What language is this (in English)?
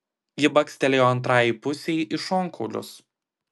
Lithuanian